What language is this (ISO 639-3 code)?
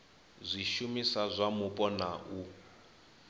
ven